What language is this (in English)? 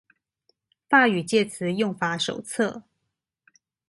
Chinese